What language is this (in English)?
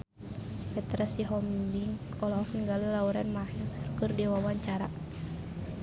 Sundanese